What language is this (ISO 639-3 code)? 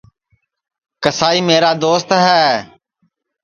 ssi